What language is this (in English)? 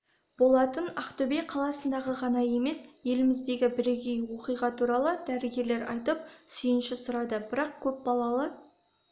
Kazakh